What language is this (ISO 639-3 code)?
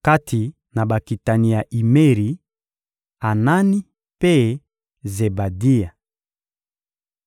lin